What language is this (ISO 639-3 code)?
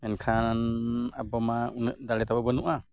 sat